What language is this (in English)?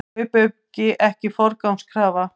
Icelandic